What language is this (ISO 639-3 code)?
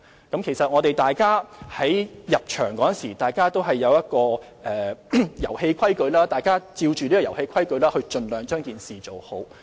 yue